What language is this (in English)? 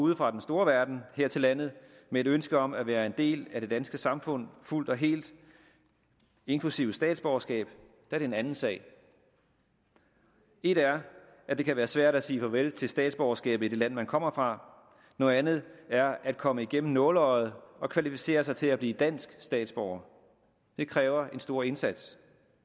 Danish